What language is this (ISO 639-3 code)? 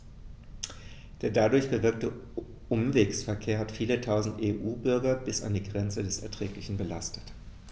deu